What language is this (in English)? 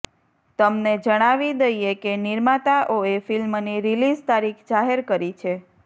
Gujarati